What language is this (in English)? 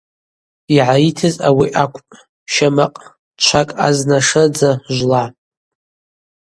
Abaza